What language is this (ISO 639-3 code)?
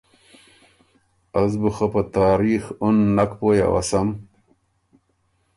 oru